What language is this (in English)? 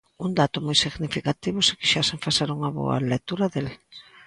Galician